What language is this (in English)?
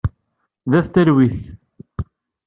Kabyle